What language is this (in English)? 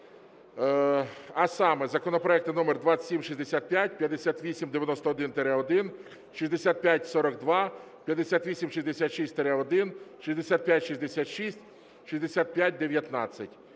Ukrainian